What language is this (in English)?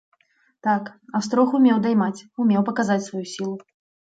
Belarusian